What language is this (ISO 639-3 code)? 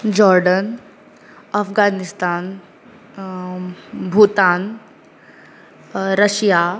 kok